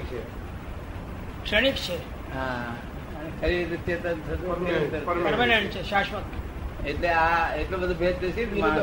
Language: Gujarati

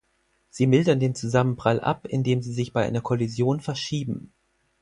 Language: German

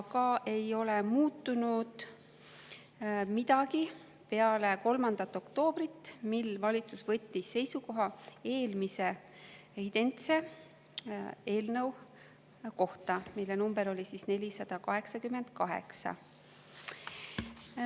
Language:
Estonian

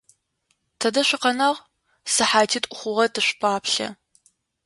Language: Adyghe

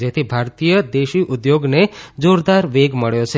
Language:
Gujarati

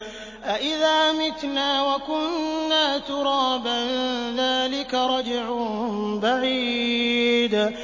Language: Arabic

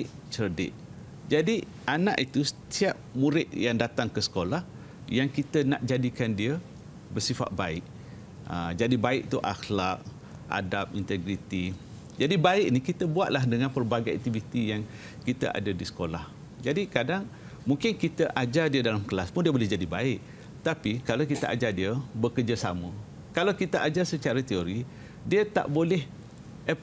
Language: Malay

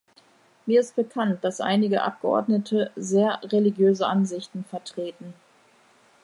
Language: German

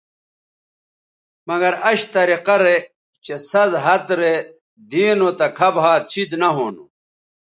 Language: Bateri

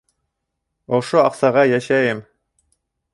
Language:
Bashkir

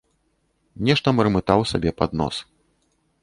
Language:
Belarusian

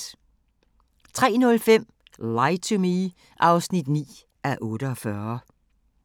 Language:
Danish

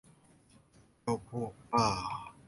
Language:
Thai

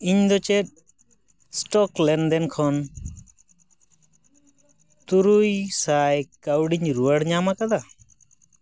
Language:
Santali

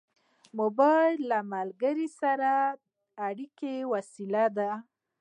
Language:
Pashto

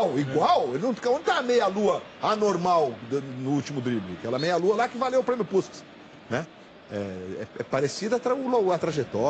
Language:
Portuguese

